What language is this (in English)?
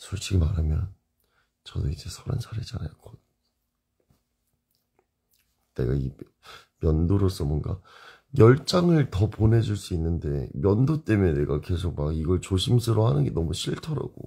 Korean